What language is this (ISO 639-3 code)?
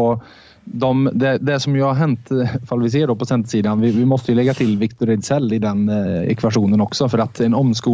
swe